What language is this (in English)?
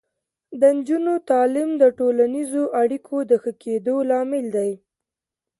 Pashto